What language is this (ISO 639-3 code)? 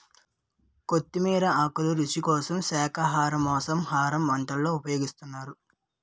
tel